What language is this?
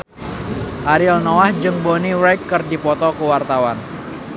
Sundanese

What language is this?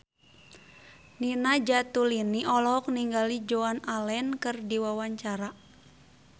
Sundanese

